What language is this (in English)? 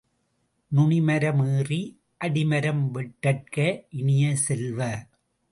Tamil